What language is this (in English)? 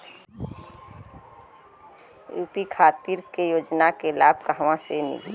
Bhojpuri